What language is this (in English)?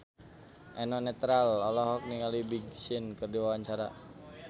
Sundanese